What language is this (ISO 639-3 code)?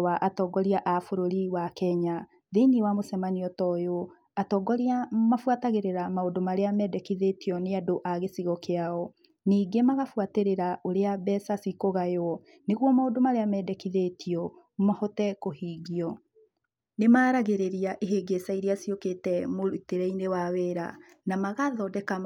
kik